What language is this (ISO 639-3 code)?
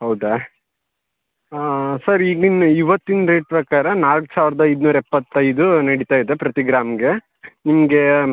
kan